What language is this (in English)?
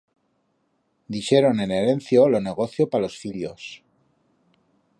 Aragonese